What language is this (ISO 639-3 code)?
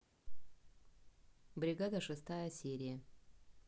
rus